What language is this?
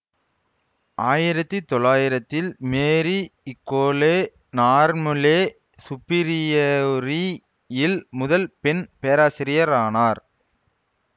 Tamil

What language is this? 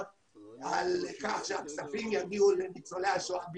Hebrew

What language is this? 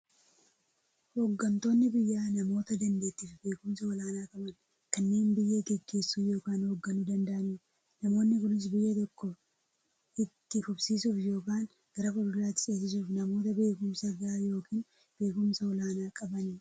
Oromo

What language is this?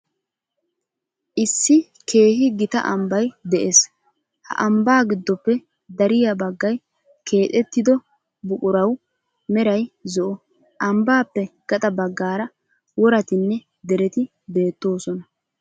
Wolaytta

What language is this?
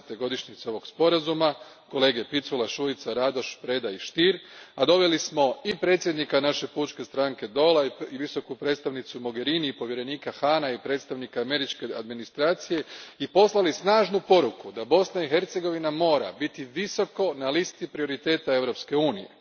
Croatian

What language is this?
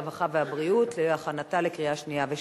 Hebrew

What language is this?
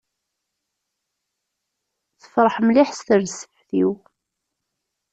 Kabyle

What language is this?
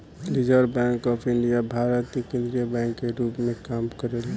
Bhojpuri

